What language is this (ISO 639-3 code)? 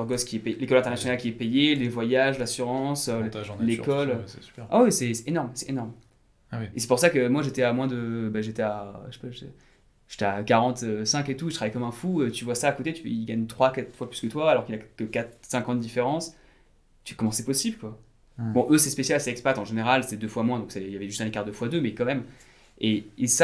fra